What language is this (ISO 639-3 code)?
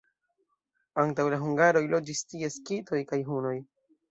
epo